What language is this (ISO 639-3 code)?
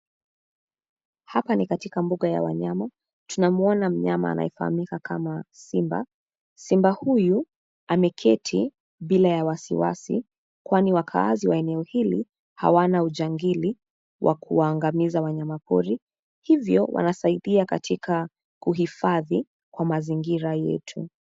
swa